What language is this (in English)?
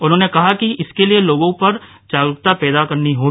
Hindi